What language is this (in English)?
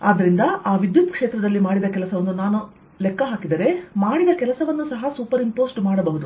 Kannada